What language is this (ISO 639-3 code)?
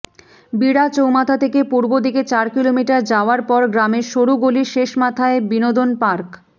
ben